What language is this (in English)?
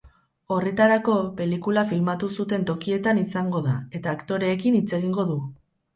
Basque